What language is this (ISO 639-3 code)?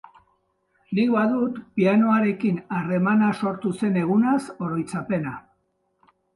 eus